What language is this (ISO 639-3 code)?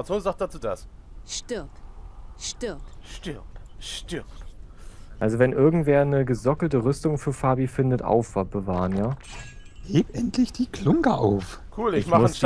deu